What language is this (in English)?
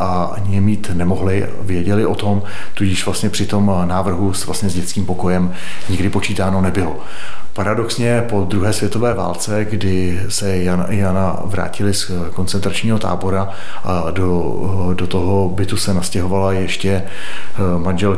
Czech